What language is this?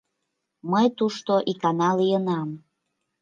Mari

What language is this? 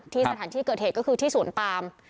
Thai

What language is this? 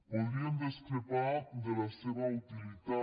Catalan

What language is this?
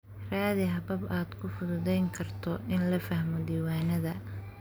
Somali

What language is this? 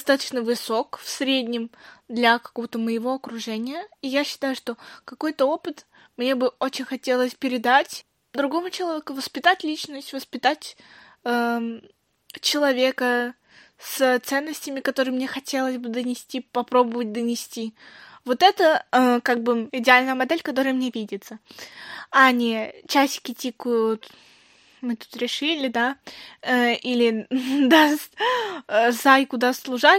Russian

